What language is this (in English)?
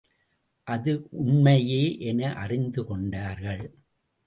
Tamil